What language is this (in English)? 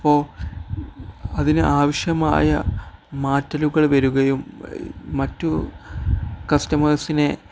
Malayalam